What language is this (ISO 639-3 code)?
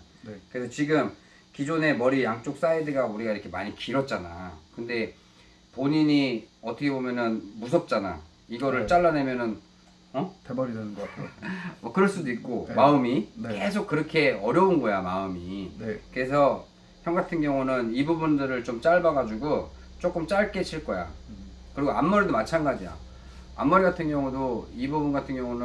kor